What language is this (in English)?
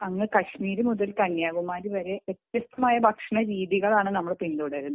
Malayalam